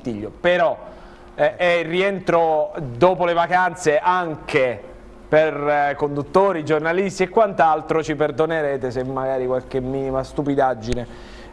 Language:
Italian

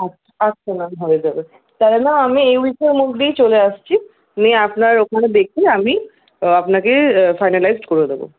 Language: Bangla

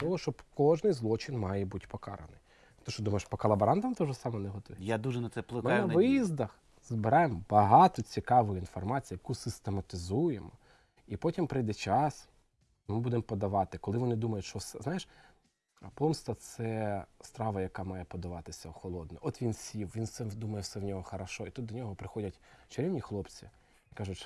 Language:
Ukrainian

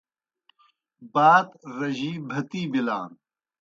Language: Kohistani Shina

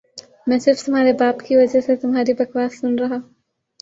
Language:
Urdu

